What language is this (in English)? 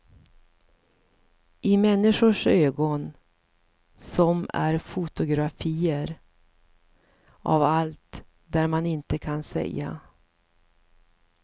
Swedish